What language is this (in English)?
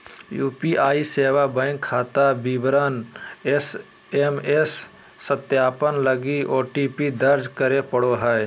Magahi